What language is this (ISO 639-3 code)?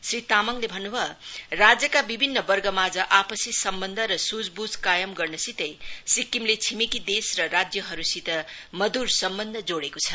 nep